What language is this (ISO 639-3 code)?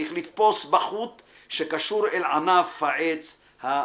heb